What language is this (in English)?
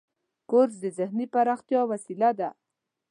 Pashto